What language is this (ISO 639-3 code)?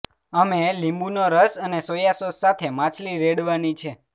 guj